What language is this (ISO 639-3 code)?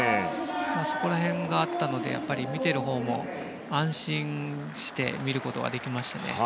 jpn